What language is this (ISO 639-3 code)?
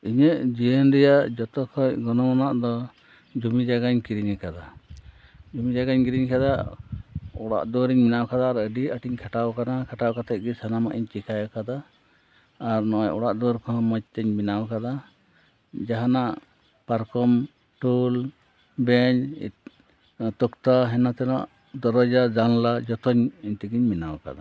sat